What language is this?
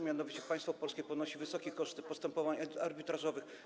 Polish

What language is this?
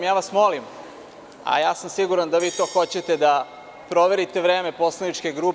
Serbian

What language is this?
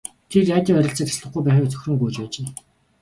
Mongolian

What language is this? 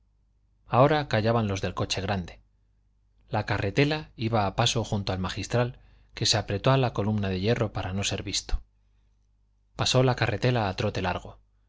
Spanish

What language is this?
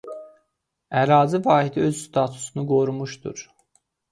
Azerbaijani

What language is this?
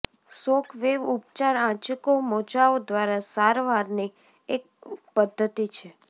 Gujarati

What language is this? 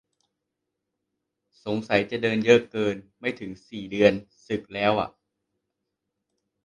Thai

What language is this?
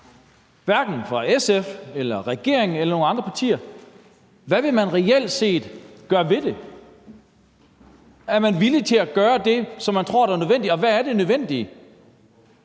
Danish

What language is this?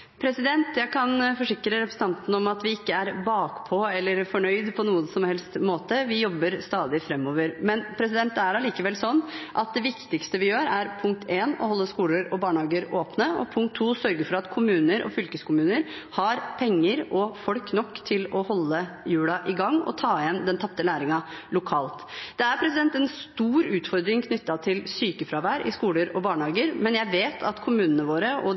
Norwegian Bokmål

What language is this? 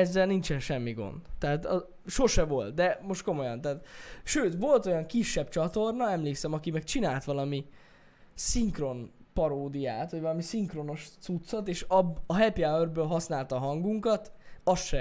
Hungarian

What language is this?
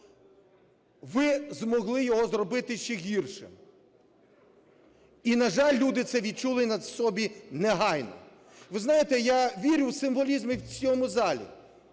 Ukrainian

